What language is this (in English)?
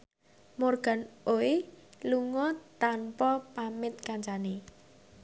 Javanese